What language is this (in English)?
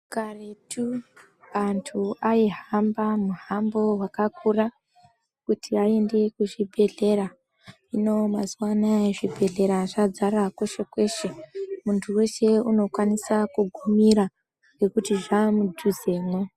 Ndau